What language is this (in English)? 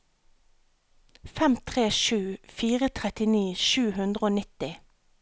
Norwegian